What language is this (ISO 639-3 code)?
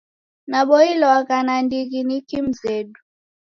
dav